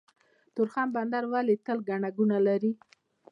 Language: Pashto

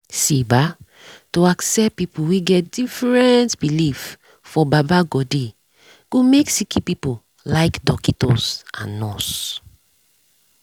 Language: Nigerian Pidgin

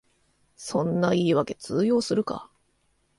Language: Japanese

